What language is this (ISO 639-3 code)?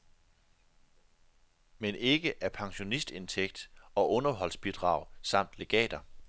dan